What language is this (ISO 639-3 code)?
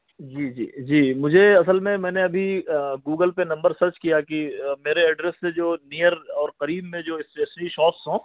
urd